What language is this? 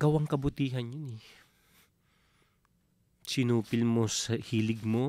Filipino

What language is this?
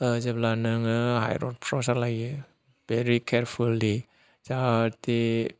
Bodo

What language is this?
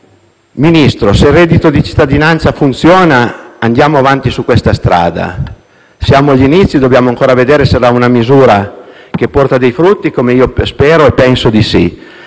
Italian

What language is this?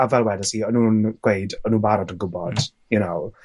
Welsh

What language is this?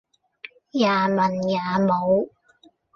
Cantonese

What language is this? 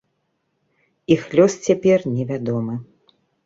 Belarusian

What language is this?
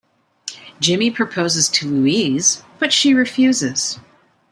English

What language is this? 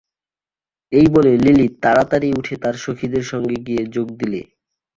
Bangla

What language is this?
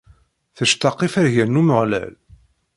Kabyle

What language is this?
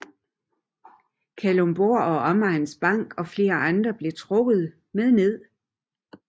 Danish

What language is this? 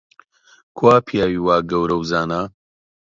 Central Kurdish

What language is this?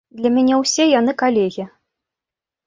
Belarusian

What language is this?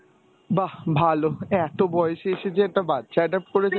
Bangla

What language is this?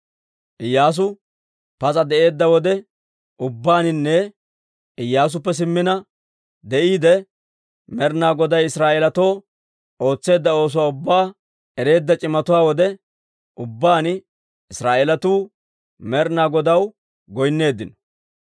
Dawro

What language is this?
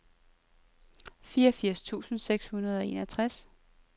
Danish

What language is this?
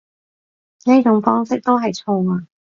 Cantonese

